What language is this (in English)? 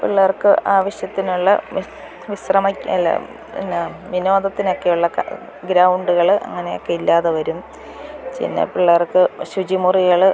Malayalam